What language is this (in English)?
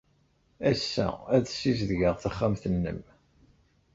Kabyle